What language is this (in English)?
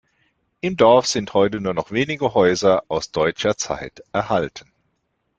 German